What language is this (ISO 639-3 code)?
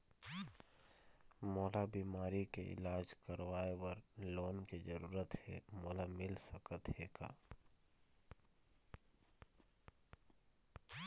hne